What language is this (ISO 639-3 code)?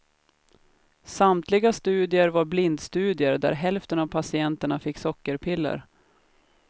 swe